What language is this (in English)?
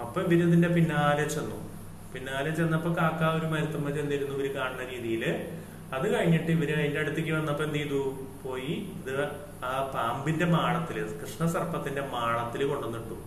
Malayalam